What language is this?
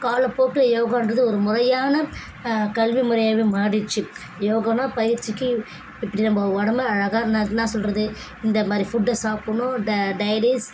Tamil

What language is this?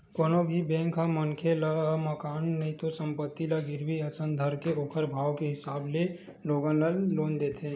Chhattisgarhi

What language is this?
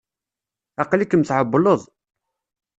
Kabyle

